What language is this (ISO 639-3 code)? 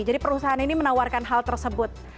ind